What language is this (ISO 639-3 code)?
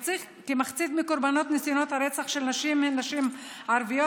heb